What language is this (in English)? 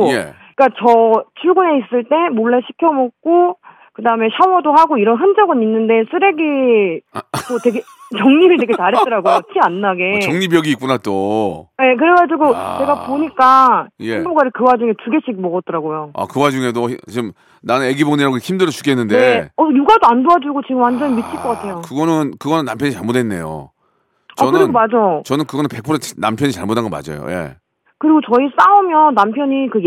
Korean